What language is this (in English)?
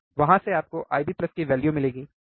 Hindi